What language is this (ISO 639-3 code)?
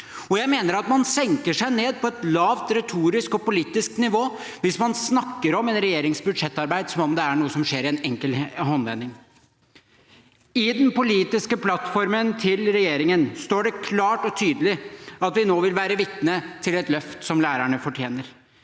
nor